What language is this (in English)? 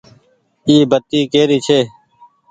Goaria